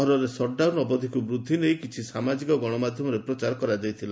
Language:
Odia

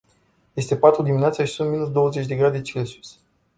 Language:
Romanian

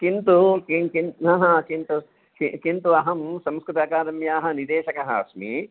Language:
Sanskrit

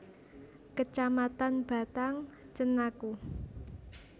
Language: Javanese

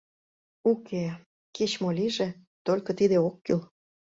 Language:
Mari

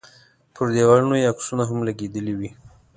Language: Pashto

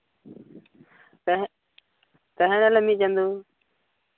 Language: Santali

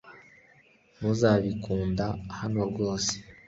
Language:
Kinyarwanda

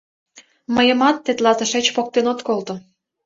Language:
Mari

